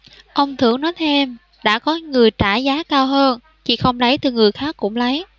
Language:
Vietnamese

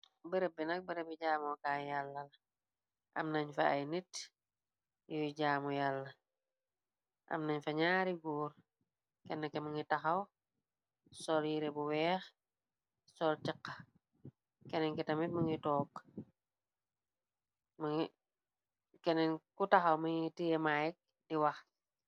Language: Wolof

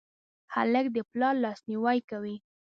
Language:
Pashto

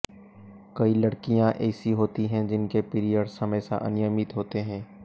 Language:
Hindi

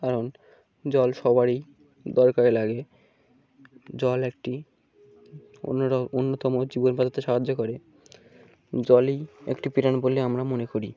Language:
Bangla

